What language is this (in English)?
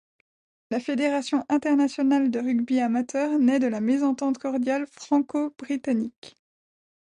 French